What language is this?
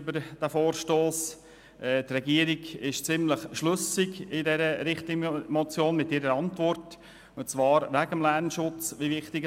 Swiss German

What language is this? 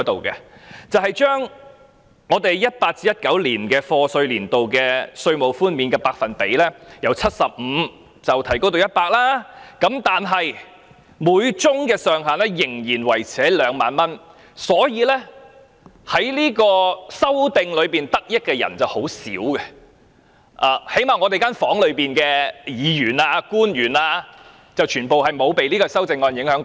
Cantonese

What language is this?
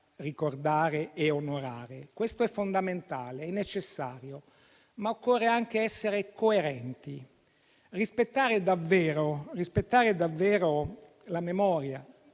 Italian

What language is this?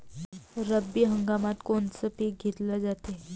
Marathi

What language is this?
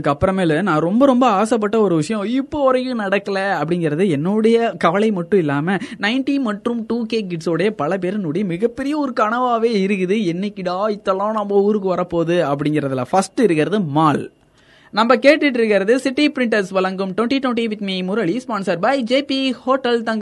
Tamil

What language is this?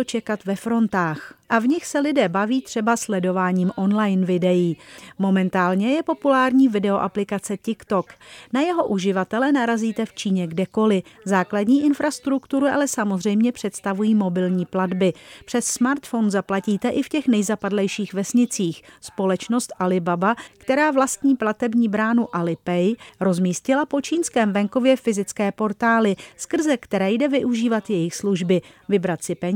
Czech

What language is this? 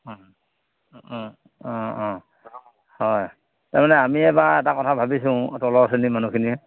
Assamese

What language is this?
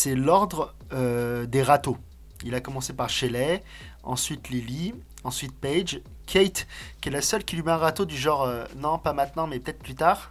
French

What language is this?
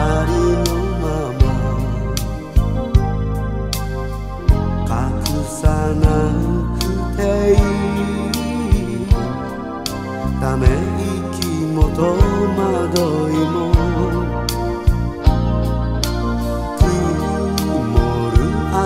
Korean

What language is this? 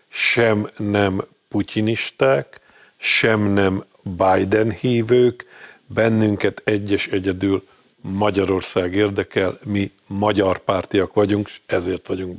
Hungarian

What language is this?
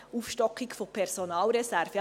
Swiss German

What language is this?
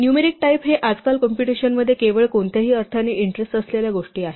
Marathi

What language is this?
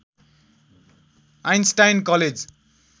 Nepali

